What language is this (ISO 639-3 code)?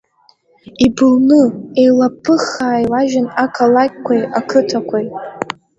abk